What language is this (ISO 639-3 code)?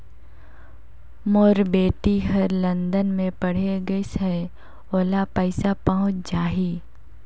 hne